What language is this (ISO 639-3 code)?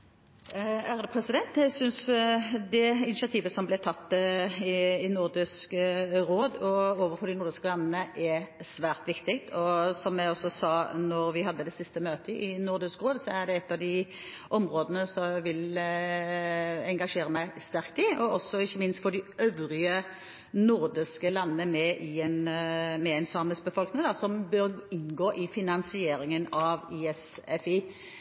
nor